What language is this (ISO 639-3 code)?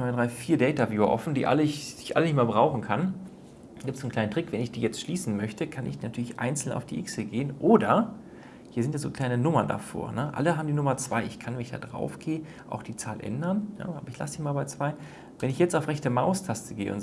deu